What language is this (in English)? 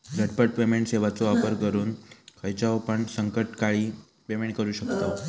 Marathi